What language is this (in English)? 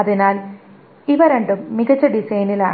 Malayalam